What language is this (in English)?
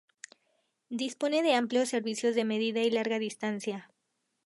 Spanish